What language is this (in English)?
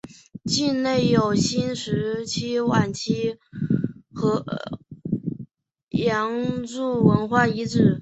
Chinese